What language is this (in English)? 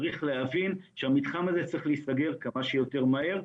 Hebrew